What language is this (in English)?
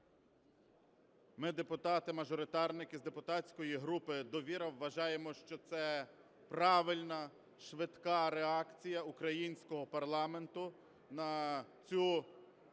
Ukrainian